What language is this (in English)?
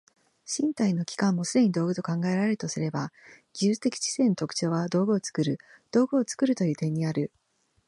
Japanese